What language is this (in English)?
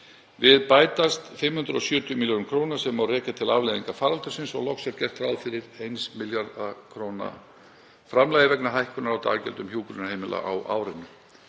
Icelandic